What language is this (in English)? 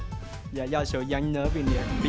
Vietnamese